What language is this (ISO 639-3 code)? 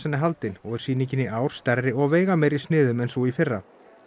isl